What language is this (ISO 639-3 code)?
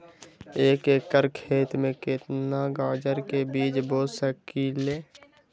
mag